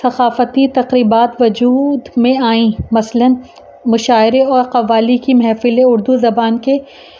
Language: Urdu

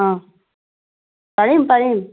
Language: Assamese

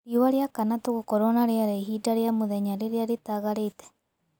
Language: Kikuyu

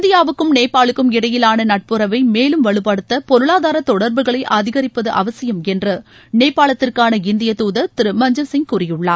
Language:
Tamil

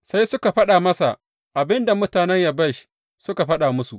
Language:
Hausa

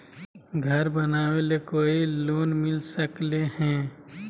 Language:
Magahi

